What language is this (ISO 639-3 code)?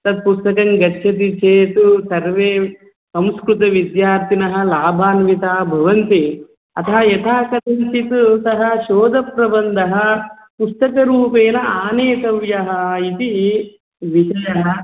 san